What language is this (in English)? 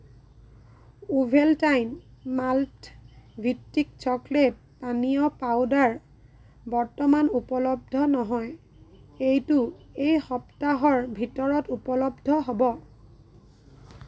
Assamese